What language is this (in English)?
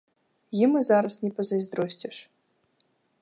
Belarusian